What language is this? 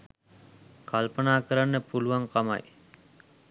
Sinhala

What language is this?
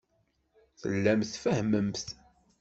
Kabyle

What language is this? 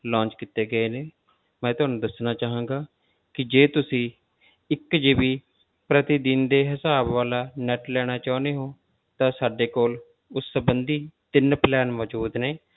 Punjabi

